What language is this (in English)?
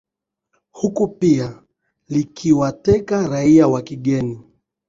Swahili